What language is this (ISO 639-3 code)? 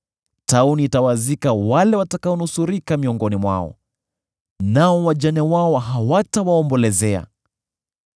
swa